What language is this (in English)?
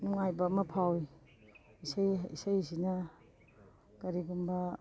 Manipuri